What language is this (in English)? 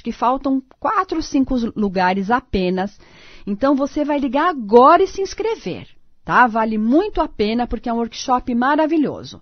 Portuguese